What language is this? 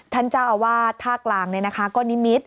Thai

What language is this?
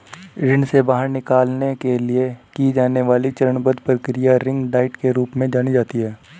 Hindi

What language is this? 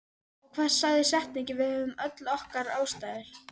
Icelandic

